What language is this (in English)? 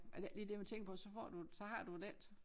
Danish